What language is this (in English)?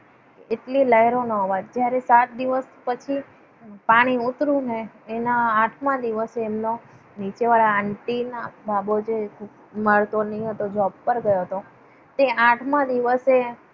Gujarati